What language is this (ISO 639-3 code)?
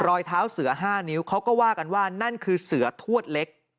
tha